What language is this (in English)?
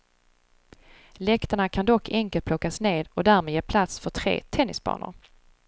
Swedish